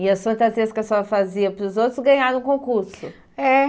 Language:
Portuguese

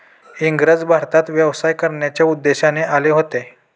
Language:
Marathi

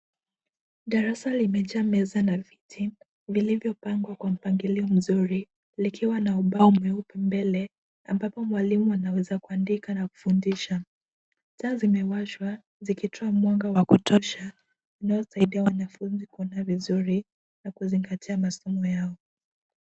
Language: Swahili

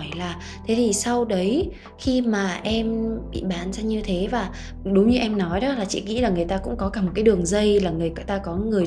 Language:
Vietnamese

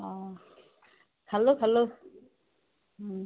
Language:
Assamese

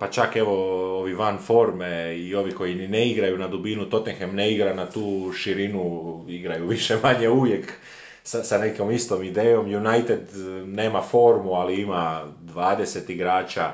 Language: Croatian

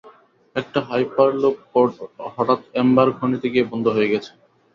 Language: Bangla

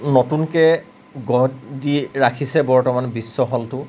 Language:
Assamese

